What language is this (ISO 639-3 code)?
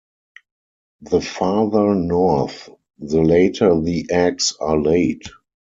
eng